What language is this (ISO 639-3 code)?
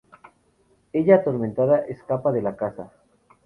spa